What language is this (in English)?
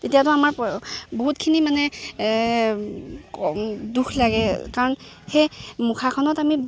Assamese